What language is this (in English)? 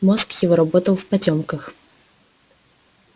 Russian